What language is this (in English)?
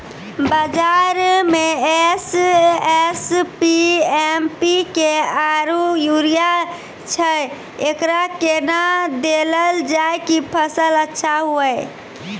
Maithili